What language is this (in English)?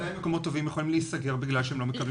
Hebrew